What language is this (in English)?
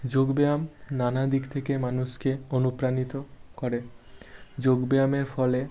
Bangla